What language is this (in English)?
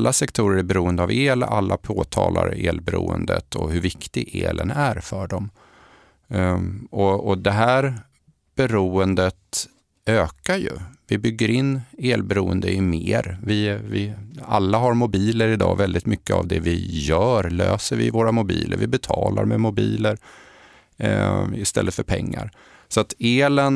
Swedish